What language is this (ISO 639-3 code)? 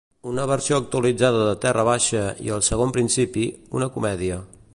cat